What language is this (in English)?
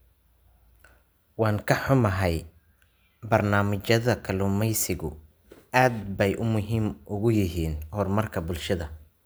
Somali